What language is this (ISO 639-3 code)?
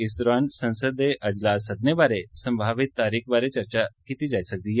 doi